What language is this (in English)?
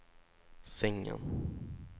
Swedish